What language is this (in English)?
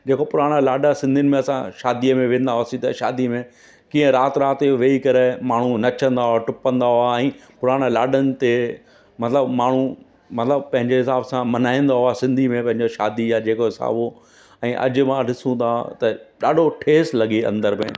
Sindhi